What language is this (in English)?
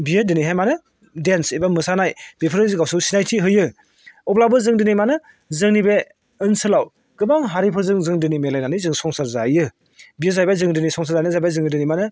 Bodo